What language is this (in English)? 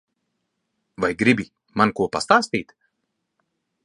Latvian